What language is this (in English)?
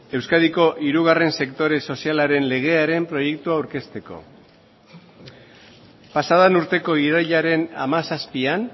Basque